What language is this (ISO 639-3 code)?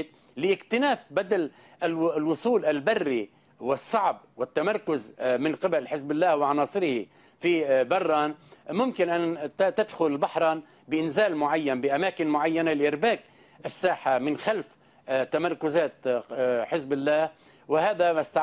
ara